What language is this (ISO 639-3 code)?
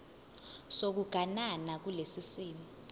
zul